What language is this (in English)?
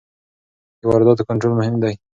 Pashto